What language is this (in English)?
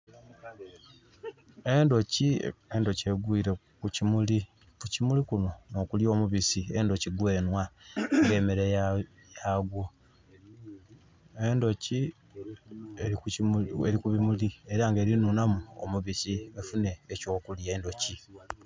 Soga